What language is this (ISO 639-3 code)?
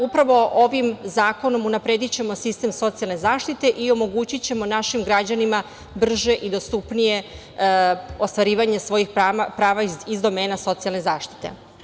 srp